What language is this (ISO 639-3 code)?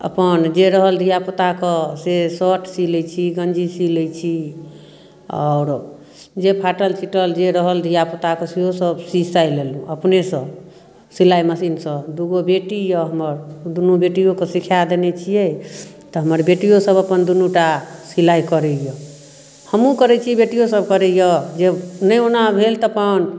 mai